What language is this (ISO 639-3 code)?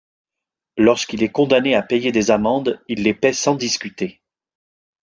fra